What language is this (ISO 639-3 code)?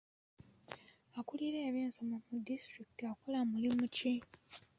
lug